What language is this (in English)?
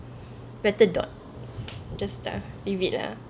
English